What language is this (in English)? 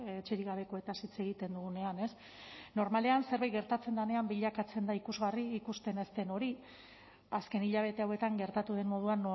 Basque